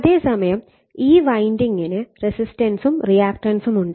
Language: Malayalam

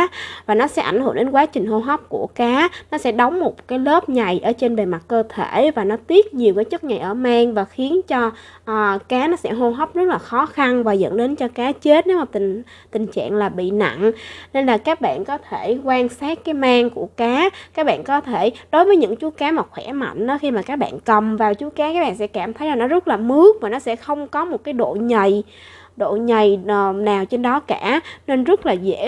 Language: Vietnamese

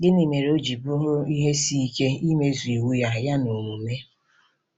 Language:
Igbo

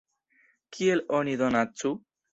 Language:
Esperanto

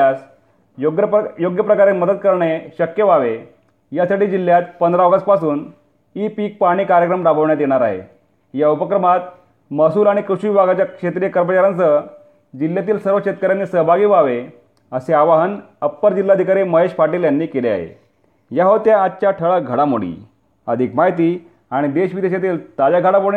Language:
Marathi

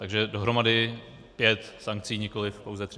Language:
Czech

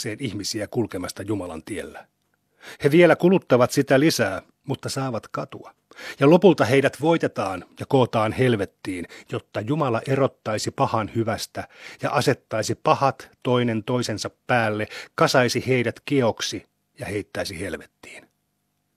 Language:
Finnish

